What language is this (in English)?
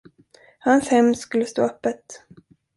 Swedish